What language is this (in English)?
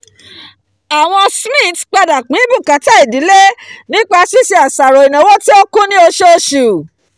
Yoruba